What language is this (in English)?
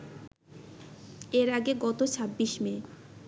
Bangla